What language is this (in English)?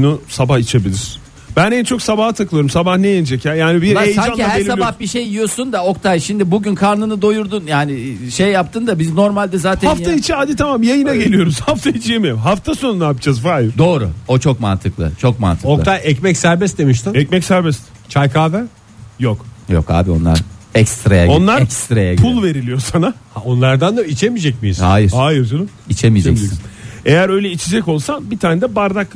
Turkish